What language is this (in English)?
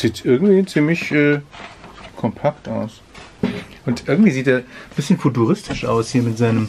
German